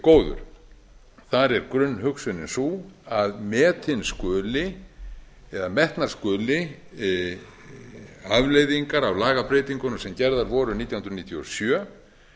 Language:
Icelandic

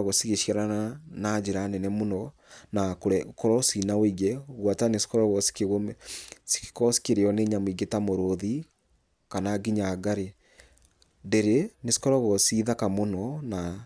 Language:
Kikuyu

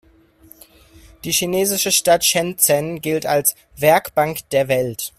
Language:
German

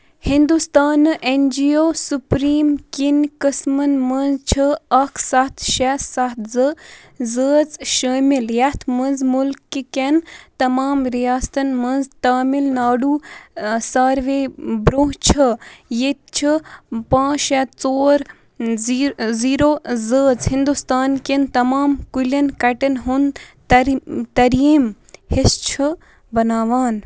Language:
Kashmiri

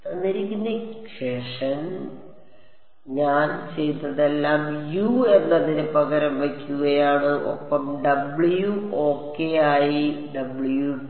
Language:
Malayalam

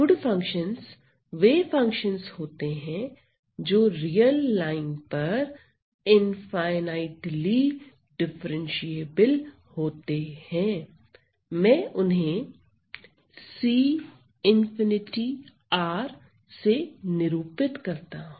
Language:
Hindi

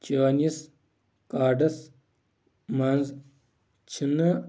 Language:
Kashmiri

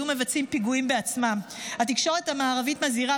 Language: Hebrew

